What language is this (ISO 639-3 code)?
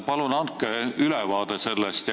est